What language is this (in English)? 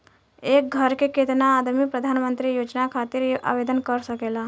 Bhojpuri